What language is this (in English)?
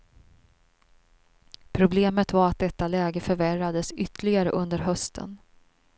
Swedish